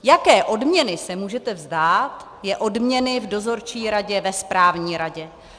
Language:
Czech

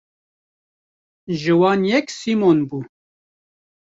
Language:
Kurdish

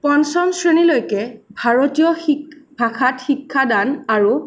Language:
Assamese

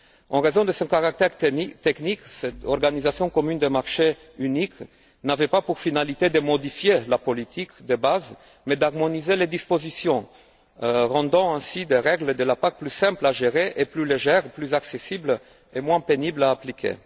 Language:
French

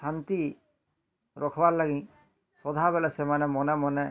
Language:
Odia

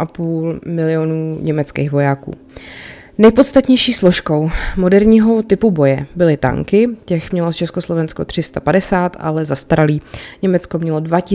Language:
Czech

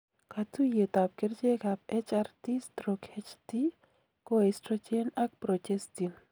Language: Kalenjin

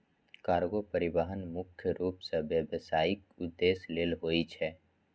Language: Maithili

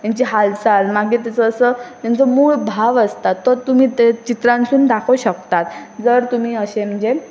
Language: Konkani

